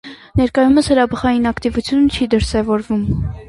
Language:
Armenian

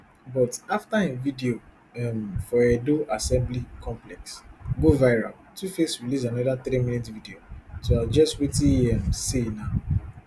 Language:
Nigerian Pidgin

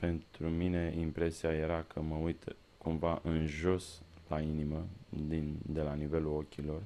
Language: Romanian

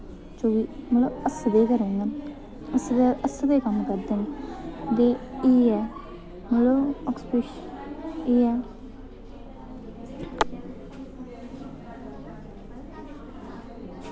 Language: Dogri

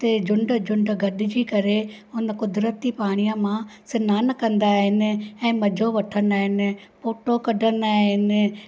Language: Sindhi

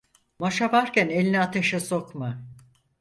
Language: Turkish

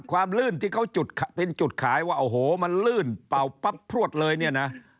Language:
Thai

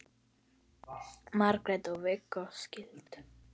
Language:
Icelandic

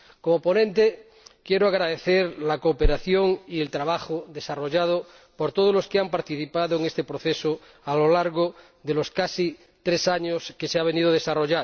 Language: Spanish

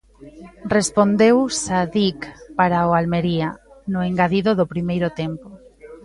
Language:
Galician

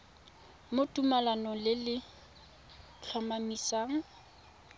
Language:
Tswana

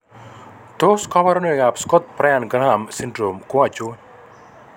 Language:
Kalenjin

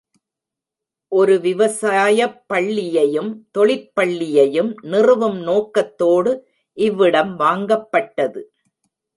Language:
Tamil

